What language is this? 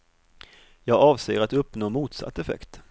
Swedish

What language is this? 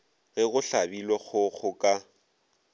Northern Sotho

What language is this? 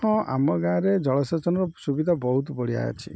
Odia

